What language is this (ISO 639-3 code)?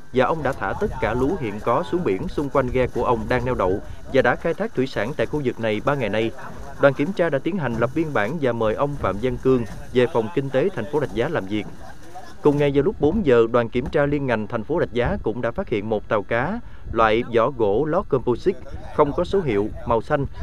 vie